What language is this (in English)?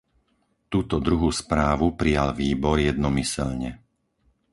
Slovak